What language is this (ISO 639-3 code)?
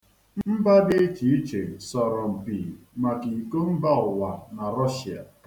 ibo